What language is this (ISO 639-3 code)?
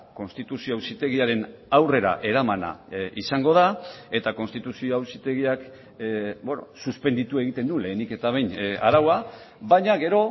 eus